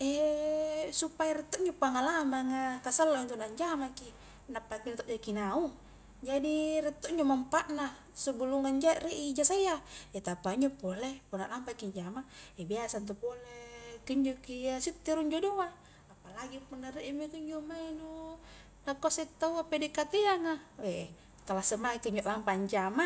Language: Highland Konjo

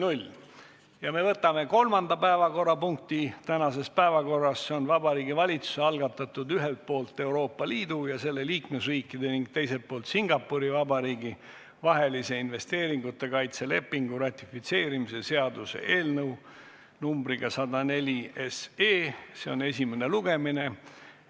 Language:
Estonian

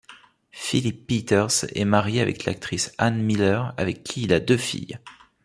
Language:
French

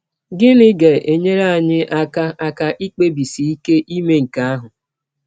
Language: Igbo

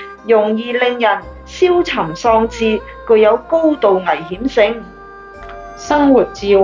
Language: Chinese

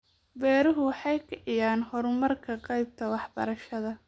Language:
Somali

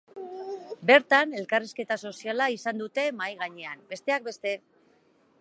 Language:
Basque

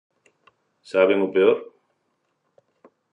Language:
Galician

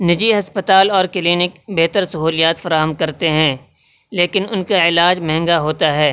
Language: Urdu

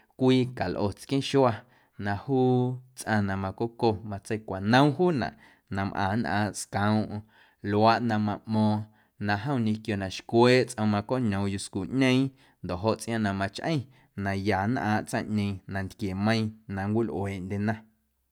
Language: Guerrero Amuzgo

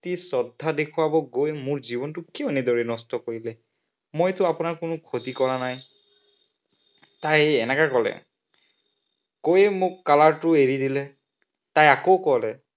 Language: Assamese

